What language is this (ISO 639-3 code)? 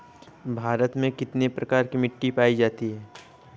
hin